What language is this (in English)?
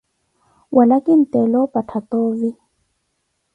Koti